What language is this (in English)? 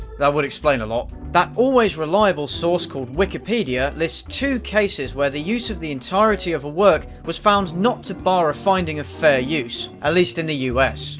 English